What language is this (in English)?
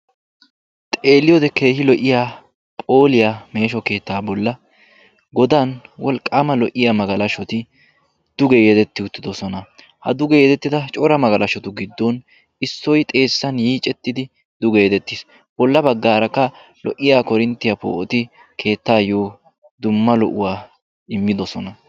Wolaytta